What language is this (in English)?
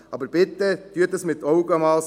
Swiss German